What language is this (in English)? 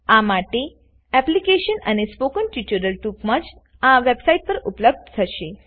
Gujarati